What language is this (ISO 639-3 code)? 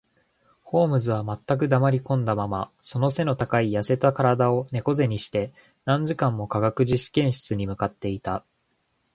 jpn